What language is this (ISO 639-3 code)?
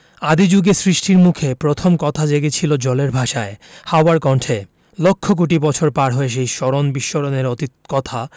ben